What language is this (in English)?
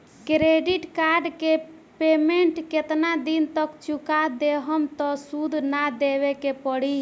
Bhojpuri